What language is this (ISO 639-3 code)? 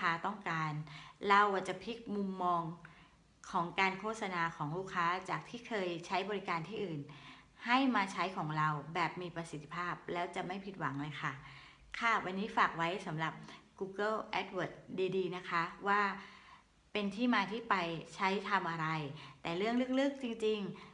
tha